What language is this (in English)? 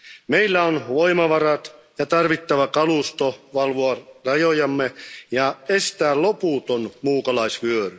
Finnish